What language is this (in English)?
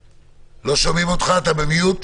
Hebrew